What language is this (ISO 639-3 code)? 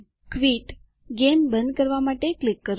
guj